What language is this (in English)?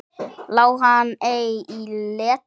Icelandic